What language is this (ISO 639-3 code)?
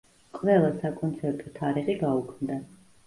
kat